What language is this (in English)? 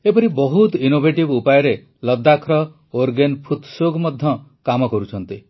Odia